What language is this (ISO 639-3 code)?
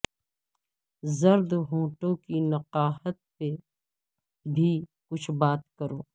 urd